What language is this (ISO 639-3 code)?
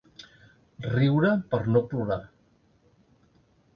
cat